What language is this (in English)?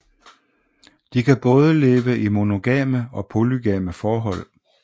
Danish